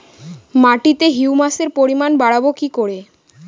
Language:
Bangla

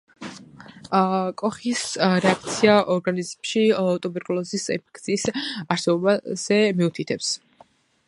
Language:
Georgian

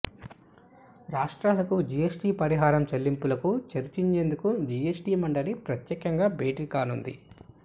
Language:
Telugu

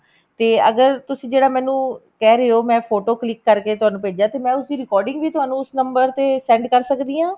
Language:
Punjabi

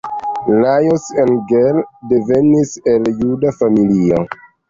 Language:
Esperanto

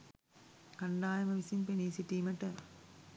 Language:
Sinhala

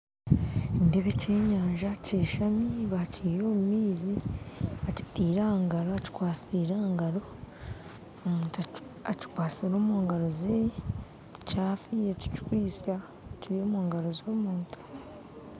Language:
Nyankole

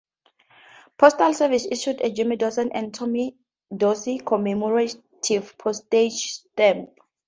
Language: English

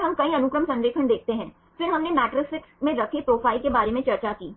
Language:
Hindi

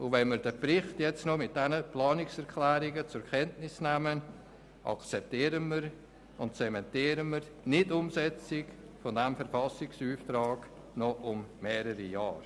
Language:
Swiss German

